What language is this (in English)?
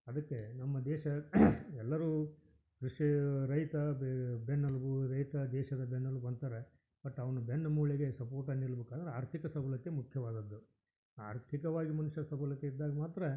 Kannada